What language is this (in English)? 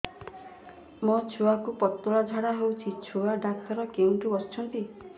Odia